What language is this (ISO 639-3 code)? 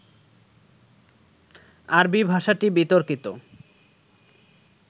ben